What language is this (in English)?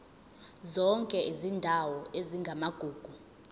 Zulu